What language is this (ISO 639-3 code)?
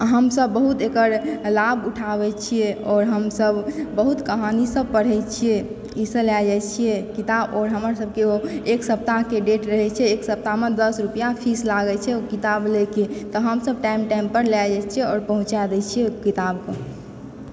mai